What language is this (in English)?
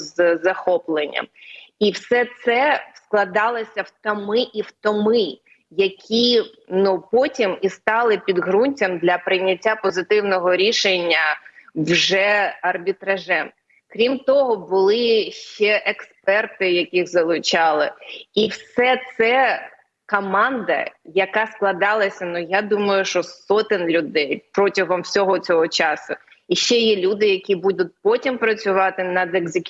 Ukrainian